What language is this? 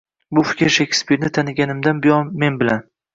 Uzbek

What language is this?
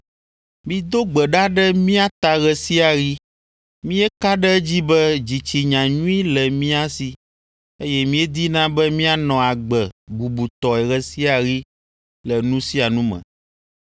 Ewe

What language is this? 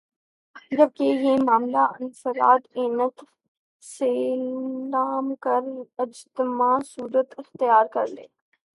Urdu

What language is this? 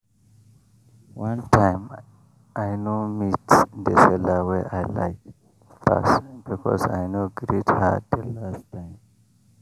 Nigerian Pidgin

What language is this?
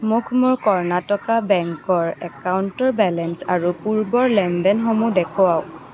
Assamese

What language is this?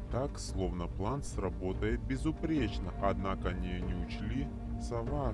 Russian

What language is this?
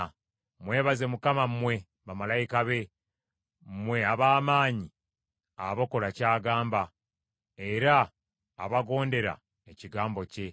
Ganda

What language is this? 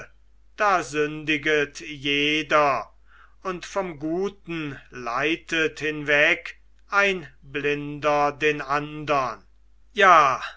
German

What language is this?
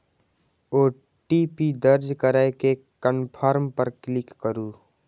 Maithili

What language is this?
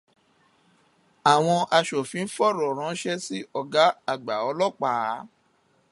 Yoruba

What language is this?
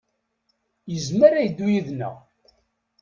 Kabyle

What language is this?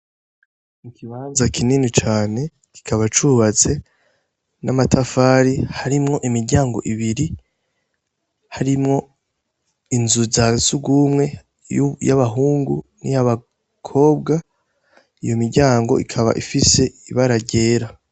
Rundi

